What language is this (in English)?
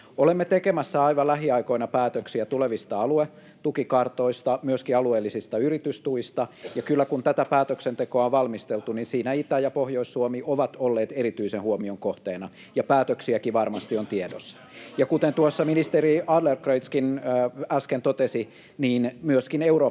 Finnish